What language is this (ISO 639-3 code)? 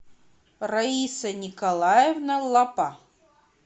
rus